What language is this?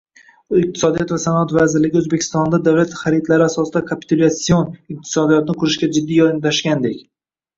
Uzbek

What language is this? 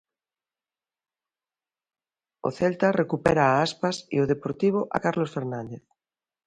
Galician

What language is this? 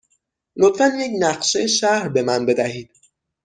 Persian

